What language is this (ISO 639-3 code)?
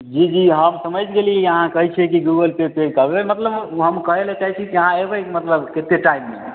mai